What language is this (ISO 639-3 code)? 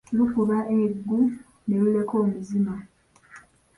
lug